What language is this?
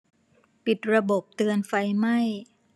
Thai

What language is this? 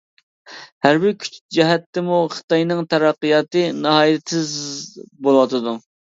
Uyghur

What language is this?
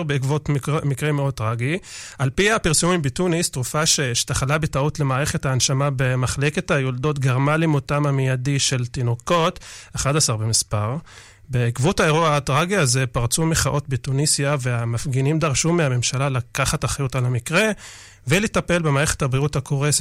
Hebrew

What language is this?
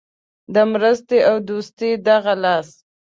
Pashto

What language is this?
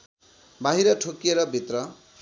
Nepali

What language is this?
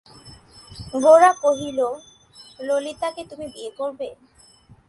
Bangla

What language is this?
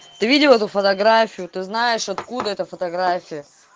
Russian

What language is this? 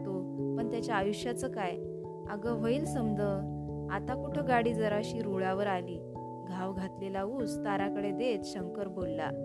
Marathi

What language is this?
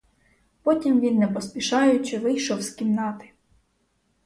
Ukrainian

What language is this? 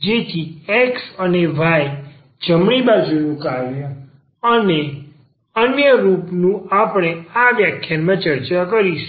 Gujarati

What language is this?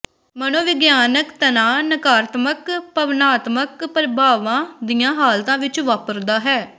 Punjabi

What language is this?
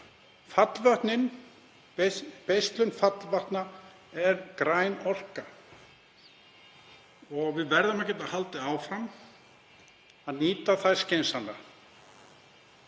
Icelandic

